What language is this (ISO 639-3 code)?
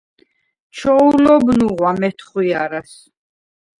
sva